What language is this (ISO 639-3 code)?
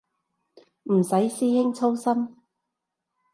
yue